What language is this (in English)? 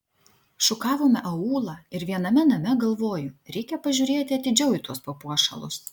Lithuanian